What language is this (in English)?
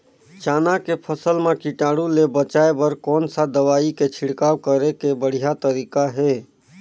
Chhattisgarhi